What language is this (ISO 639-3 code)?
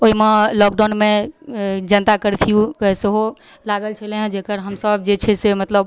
mai